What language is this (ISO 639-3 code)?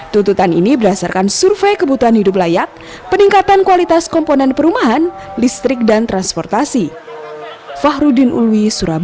ind